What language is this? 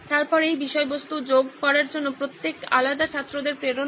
Bangla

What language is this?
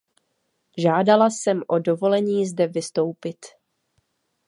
Czech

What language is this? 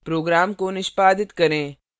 Hindi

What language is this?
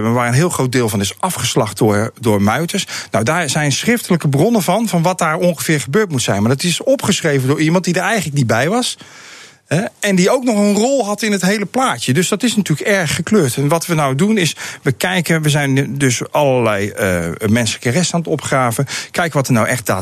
Dutch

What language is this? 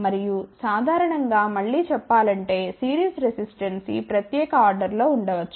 Telugu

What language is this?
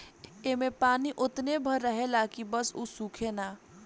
Bhojpuri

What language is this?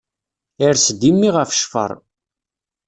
Kabyle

